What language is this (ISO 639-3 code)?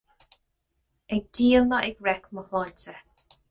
gle